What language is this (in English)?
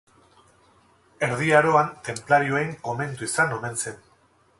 Basque